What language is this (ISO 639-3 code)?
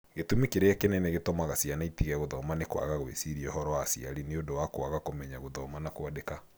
kik